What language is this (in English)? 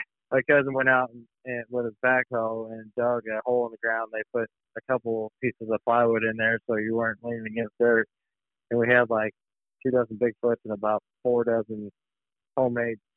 English